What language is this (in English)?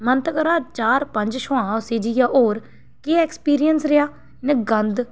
Dogri